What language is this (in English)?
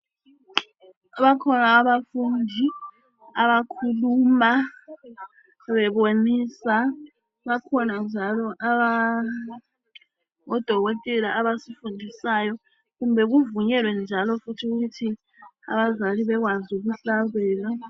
North Ndebele